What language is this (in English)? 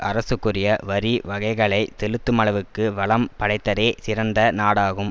Tamil